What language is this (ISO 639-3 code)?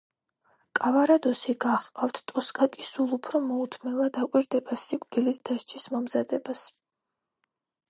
kat